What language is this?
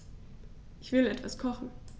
German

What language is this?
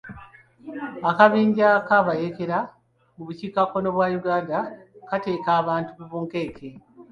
Ganda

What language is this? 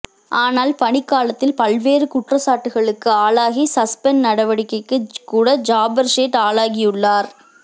Tamil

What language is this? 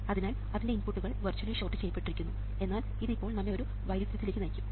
Malayalam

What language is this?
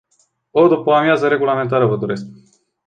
Romanian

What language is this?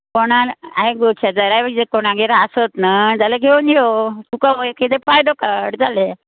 Konkani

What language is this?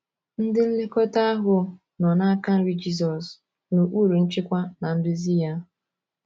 Igbo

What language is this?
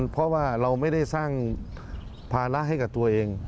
Thai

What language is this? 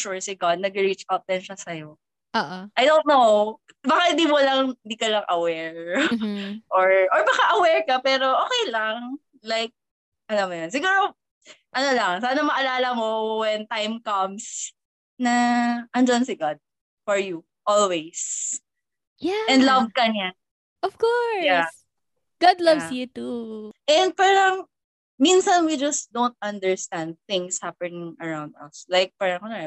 Filipino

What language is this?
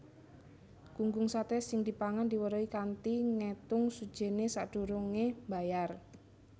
Javanese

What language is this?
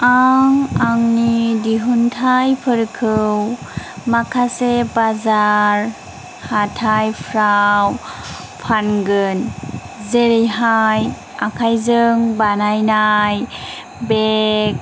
Bodo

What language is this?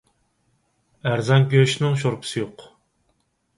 Uyghur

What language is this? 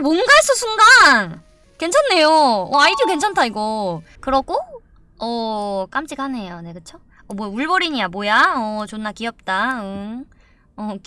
Korean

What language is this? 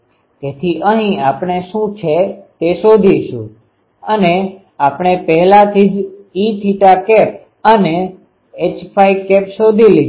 Gujarati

